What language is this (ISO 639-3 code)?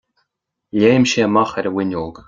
gle